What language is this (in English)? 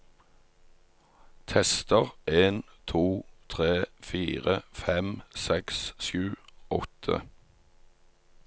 Norwegian